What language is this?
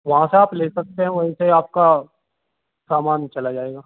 Urdu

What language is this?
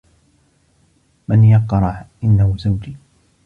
Arabic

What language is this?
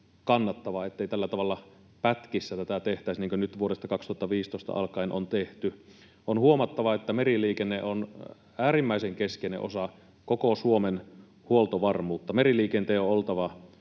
Finnish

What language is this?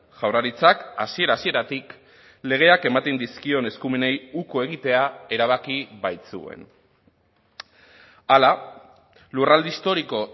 Basque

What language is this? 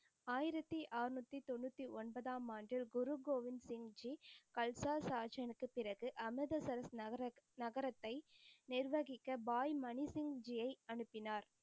Tamil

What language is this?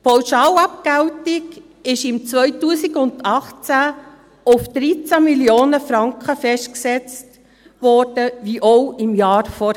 Swiss German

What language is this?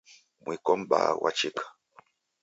Taita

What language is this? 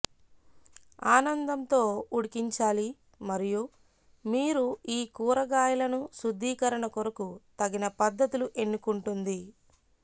Telugu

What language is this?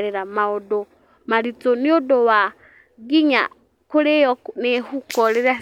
Kikuyu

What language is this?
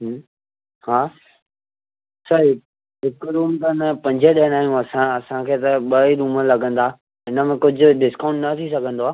Sindhi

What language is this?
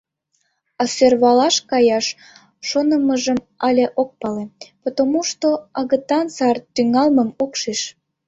Mari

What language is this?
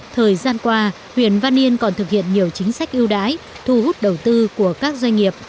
Vietnamese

